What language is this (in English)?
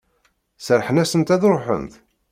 Kabyle